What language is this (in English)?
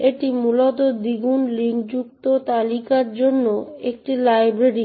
Bangla